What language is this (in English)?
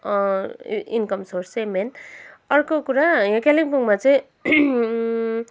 Nepali